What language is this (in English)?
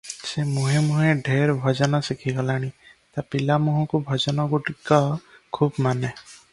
Odia